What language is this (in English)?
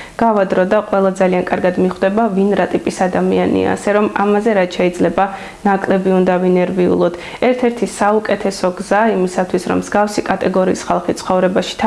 English